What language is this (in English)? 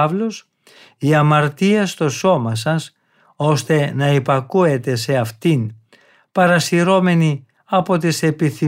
Greek